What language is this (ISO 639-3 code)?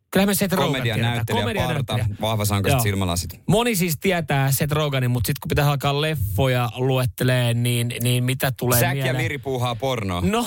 fin